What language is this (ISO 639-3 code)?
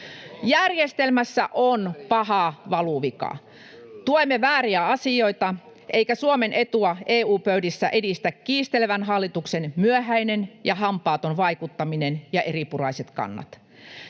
fin